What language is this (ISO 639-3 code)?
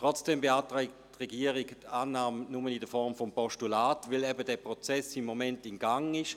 gsw